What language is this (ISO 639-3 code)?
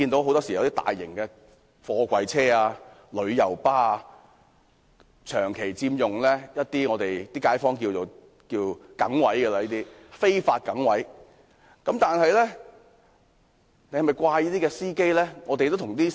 yue